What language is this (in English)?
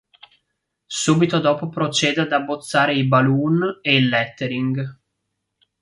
Italian